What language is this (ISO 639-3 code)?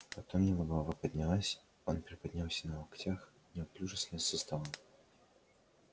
rus